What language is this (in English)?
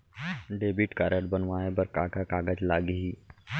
Chhattisgarhi